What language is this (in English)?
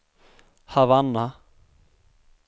Swedish